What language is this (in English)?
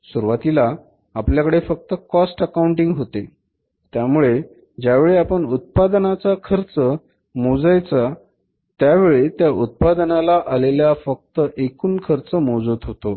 Marathi